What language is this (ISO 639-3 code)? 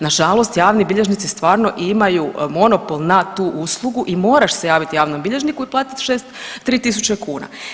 hrv